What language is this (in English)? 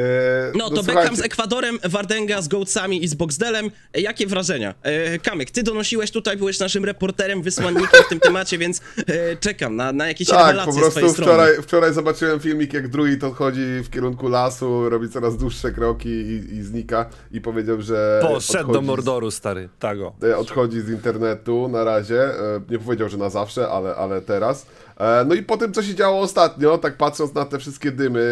Polish